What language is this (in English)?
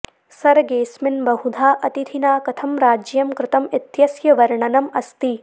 Sanskrit